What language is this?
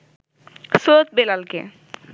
Bangla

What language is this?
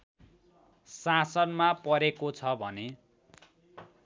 Nepali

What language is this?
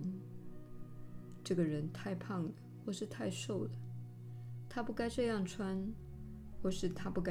Chinese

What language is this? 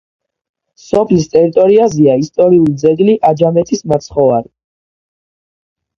Georgian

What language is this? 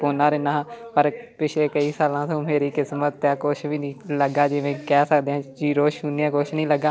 Punjabi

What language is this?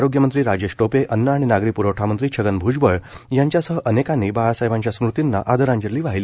Marathi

